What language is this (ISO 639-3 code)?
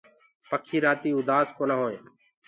ggg